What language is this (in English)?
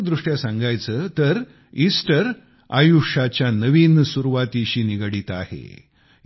Marathi